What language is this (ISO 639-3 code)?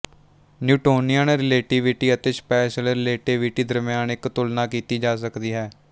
pan